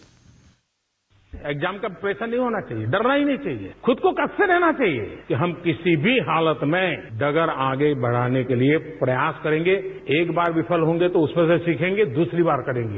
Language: Hindi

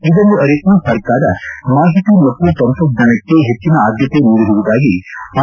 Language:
Kannada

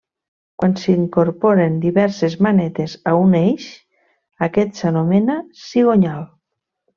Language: Catalan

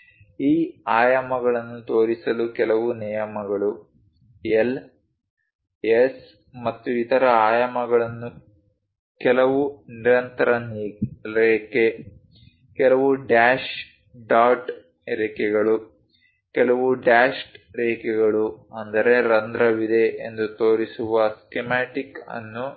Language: Kannada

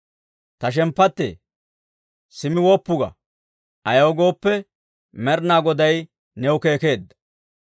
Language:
Dawro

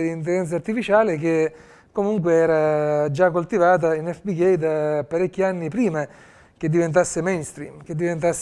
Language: Italian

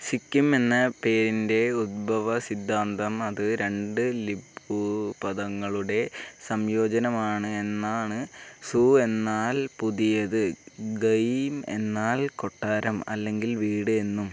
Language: Malayalam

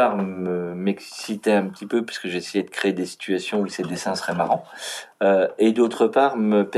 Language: French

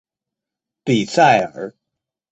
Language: Chinese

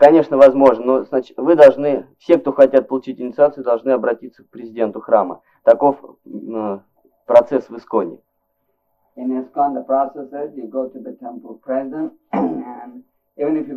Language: Russian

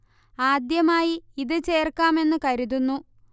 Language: Malayalam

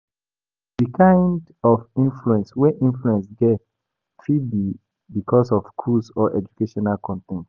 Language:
Nigerian Pidgin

